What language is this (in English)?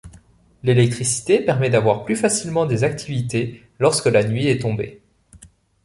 French